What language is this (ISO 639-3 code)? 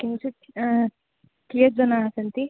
san